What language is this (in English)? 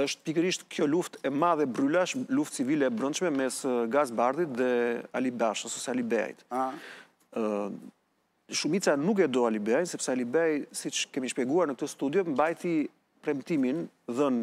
Romanian